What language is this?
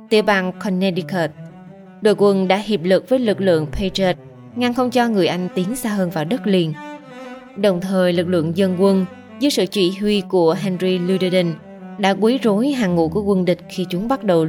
Vietnamese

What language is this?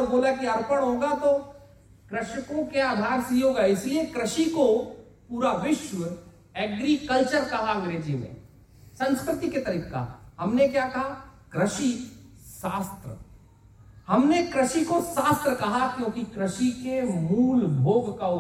Hindi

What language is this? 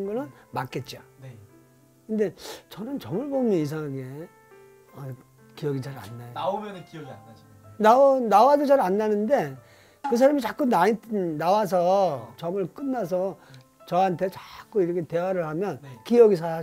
Korean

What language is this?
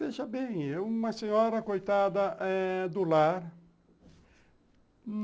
Portuguese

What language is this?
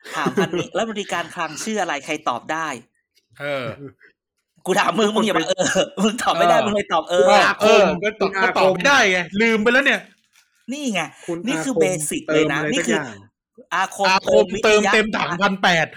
Thai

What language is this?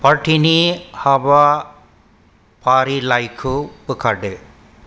Bodo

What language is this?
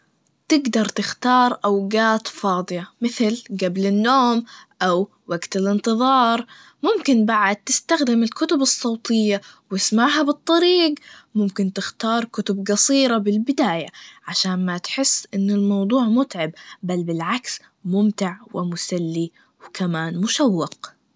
Najdi Arabic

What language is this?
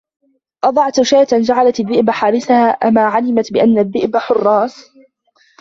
Arabic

